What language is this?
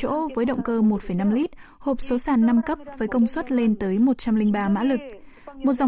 Vietnamese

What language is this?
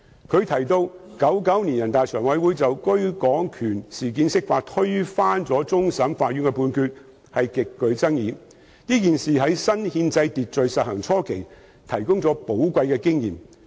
Cantonese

